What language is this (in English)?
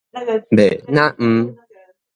Min Nan Chinese